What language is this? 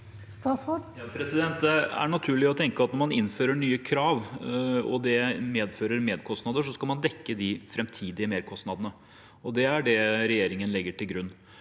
Norwegian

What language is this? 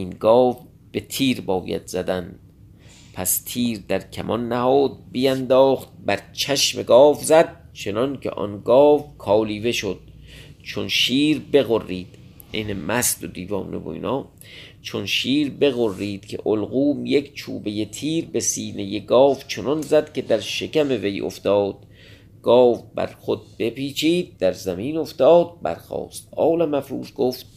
Persian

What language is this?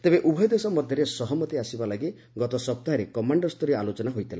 Odia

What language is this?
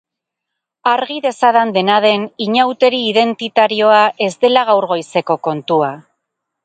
Basque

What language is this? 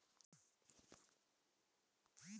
Chhattisgarhi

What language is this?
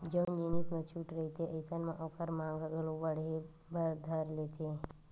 Chhattisgarhi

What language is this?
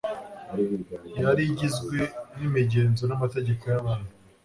Kinyarwanda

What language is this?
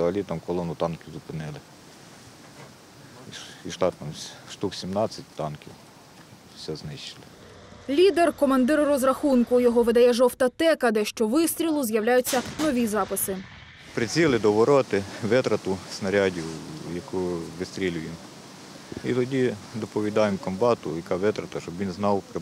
Ukrainian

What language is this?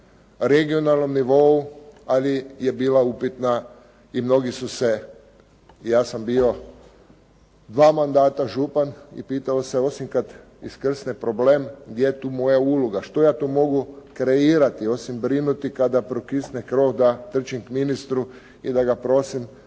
Croatian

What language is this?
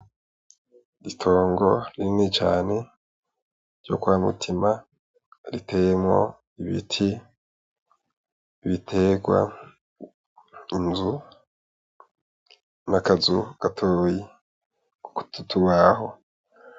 Rundi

